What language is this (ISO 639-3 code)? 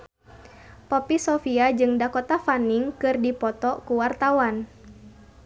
sun